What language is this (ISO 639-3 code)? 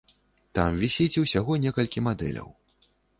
bel